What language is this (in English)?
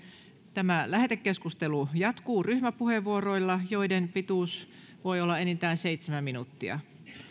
Finnish